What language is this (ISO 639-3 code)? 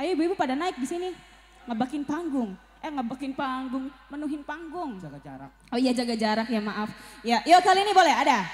ind